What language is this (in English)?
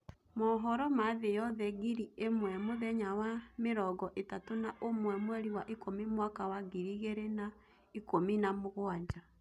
Kikuyu